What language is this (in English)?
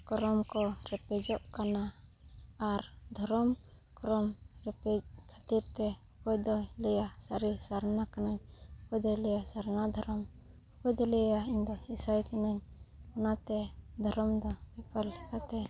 Santali